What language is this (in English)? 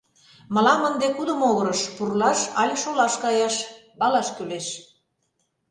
Mari